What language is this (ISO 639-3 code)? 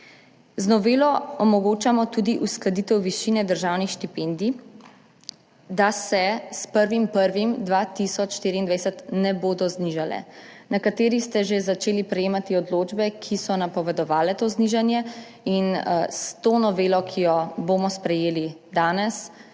slv